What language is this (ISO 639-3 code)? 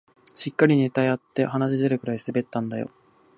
jpn